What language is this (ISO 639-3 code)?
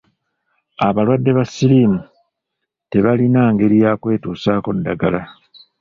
lug